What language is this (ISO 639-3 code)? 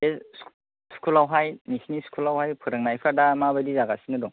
brx